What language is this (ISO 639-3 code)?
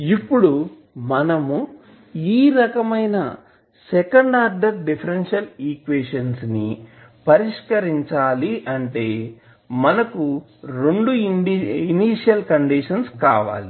tel